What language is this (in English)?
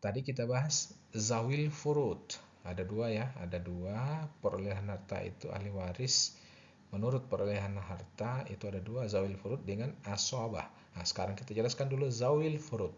Indonesian